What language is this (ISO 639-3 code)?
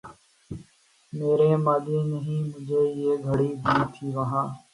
urd